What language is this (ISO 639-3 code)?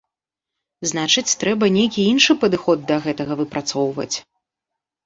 bel